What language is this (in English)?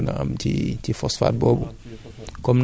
Wolof